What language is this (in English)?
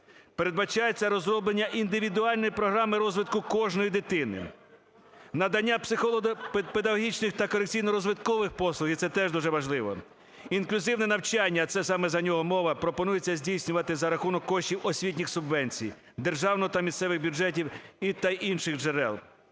Ukrainian